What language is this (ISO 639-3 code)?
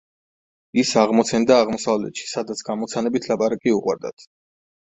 kat